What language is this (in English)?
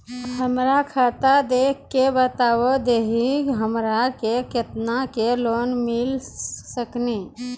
Maithili